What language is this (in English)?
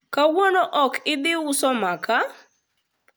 Luo (Kenya and Tanzania)